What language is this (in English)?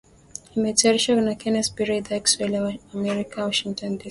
Swahili